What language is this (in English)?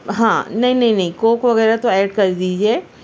Urdu